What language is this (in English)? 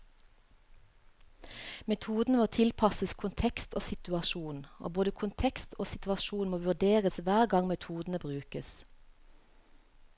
Norwegian